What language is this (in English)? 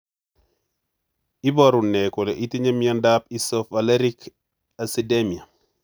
Kalenjin